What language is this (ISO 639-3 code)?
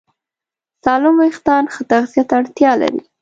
pus